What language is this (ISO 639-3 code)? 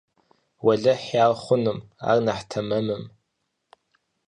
kbd